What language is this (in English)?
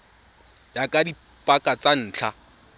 Tswana